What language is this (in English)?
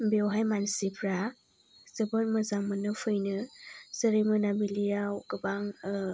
Bodo